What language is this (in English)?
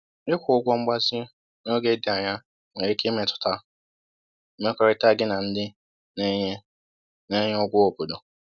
Igbo